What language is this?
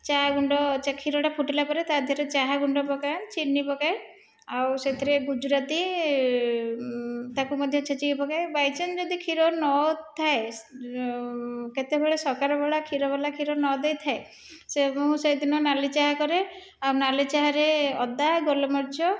Odia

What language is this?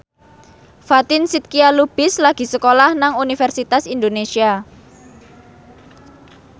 Javanese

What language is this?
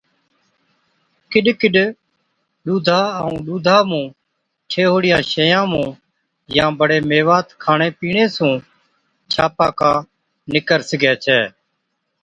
Od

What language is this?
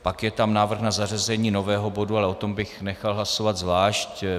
Czech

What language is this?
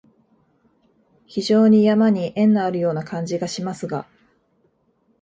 Japanese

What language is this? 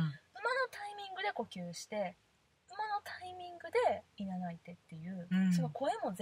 Japanese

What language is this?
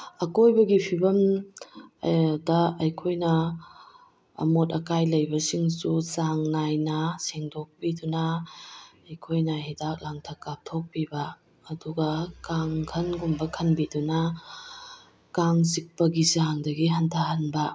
Manipuri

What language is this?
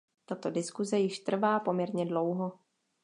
Czech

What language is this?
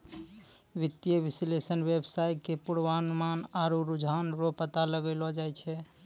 Maithili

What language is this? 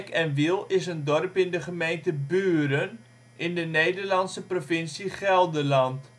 Dutch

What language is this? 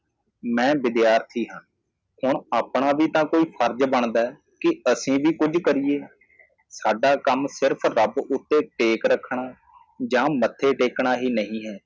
Punjabi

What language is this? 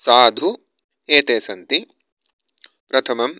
Sanskrit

